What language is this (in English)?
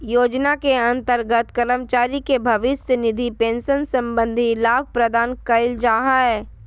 Magahi